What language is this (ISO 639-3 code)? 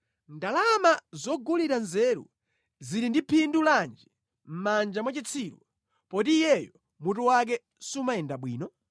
nya